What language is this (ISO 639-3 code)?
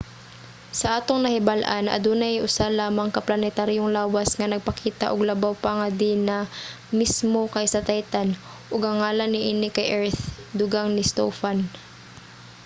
ceb